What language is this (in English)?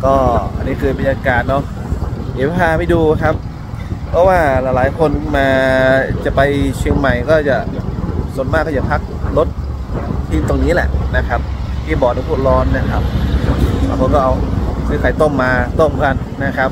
Thai